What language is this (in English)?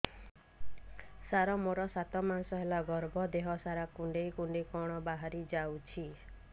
Odia